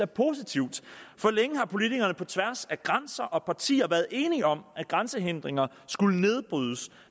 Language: Danish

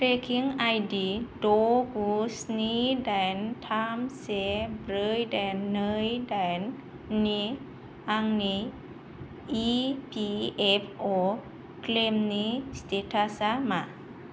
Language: Bodo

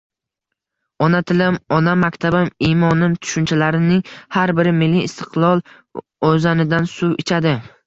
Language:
Uzbek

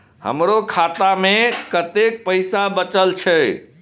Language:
Maithili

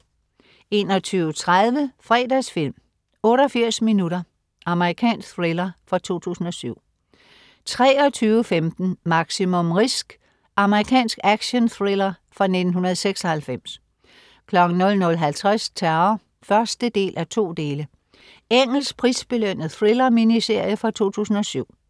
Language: Danish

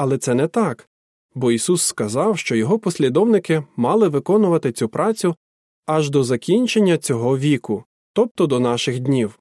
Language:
Ukrainian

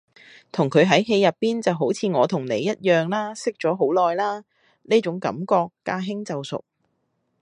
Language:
Cantonese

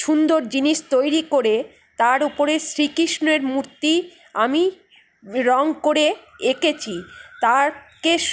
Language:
Bangla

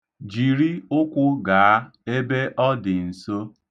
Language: Igbo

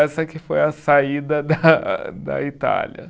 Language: Portuguese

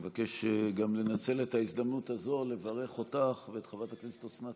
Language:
Hebrew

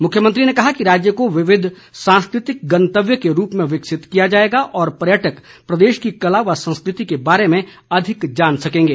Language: Hindi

